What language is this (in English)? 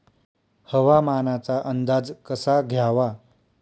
Marathi